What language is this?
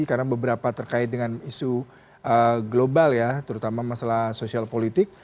Indonesian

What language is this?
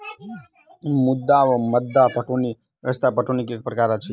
Maithili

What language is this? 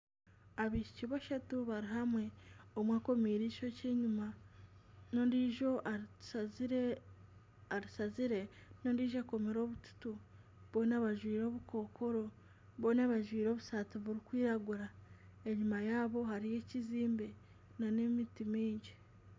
Nyankole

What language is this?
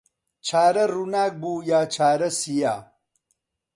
Central Kurdish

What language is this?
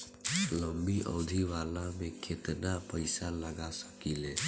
Bhojpuri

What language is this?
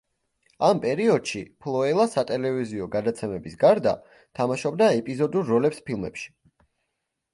Georgian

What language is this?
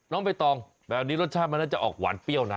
Thai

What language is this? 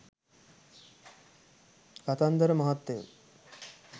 Sinhala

